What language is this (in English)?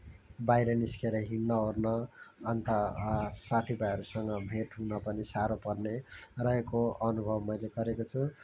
Nepali